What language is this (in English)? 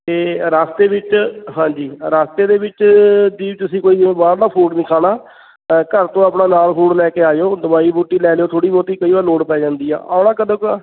Punjabi